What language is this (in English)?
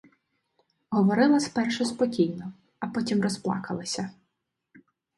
Ukrainian